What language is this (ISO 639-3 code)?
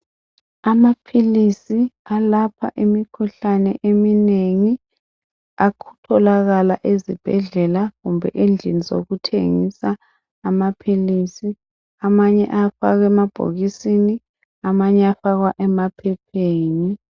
nde